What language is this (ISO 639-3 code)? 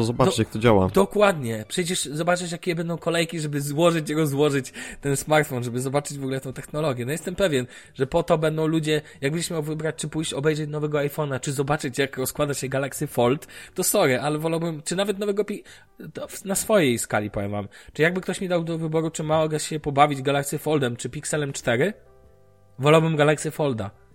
pol